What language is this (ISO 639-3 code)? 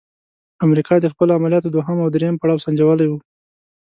pus